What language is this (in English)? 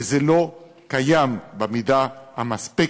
Hebrew